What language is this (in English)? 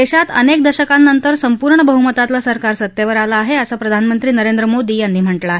Marathi